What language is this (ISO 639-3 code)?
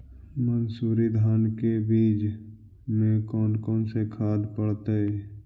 mag